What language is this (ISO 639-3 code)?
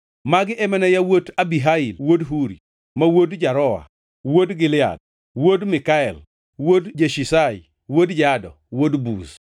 luo